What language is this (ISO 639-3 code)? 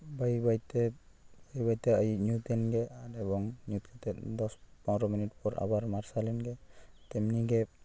sat